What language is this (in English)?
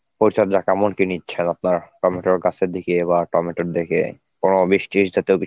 Bangla